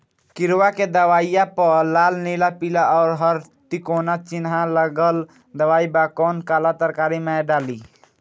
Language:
Bhojpuri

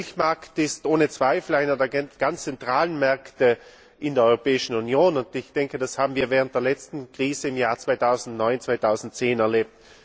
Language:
German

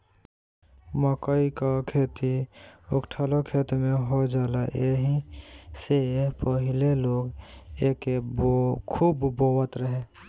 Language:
Bhojpuri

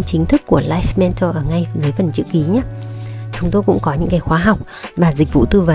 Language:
Vietnamese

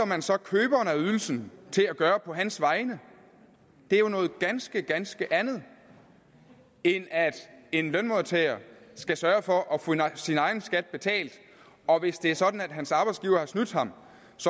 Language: Danish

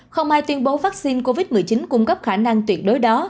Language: Vietnamese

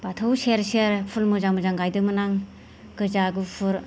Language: Bodo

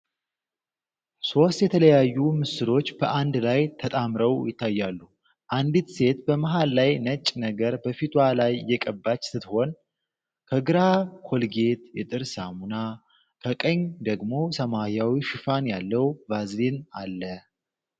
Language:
Amharic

